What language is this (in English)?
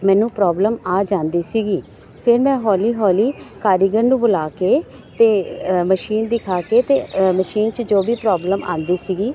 Punjabi